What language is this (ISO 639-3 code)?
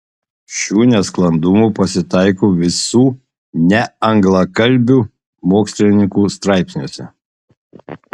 lit